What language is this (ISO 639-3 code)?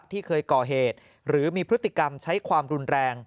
tha